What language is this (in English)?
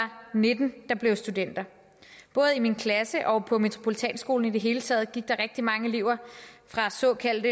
Danish